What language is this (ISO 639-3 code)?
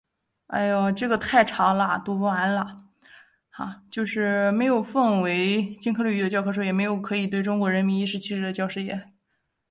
zho